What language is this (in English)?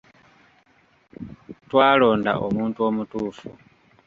Ganda